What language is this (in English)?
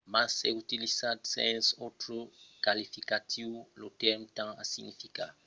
Occitan